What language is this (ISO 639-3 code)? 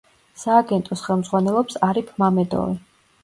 kat